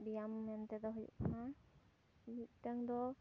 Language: Santali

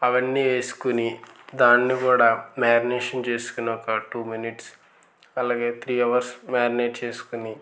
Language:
Telugu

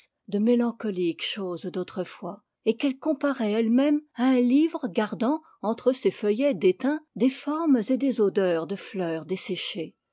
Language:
French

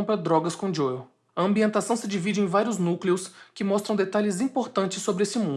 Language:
Portuguese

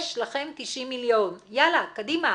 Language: Hebrew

